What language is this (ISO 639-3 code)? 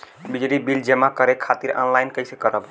bho